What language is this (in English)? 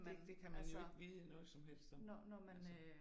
Danish